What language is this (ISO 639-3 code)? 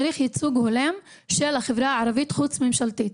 heb